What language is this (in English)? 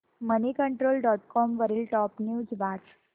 Marathi